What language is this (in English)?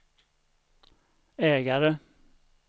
Swedish